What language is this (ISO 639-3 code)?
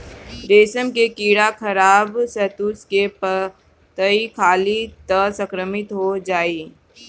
bho